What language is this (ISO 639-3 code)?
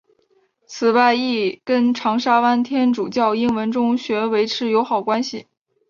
zho